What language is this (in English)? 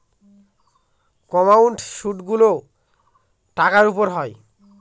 Bangla